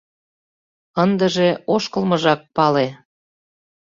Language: Mari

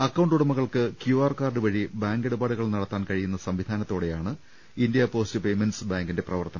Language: Malayalam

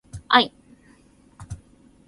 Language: Japanese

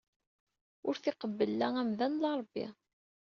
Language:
Kabyle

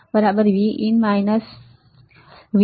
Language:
Gujarati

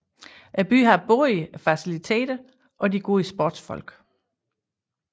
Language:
Danish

